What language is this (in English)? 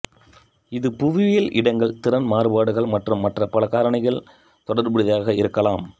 Tamil